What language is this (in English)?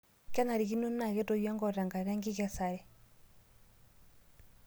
Masai